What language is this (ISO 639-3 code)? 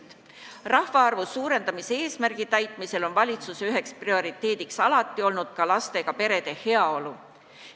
est